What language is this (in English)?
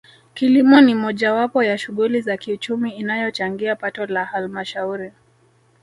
Swahili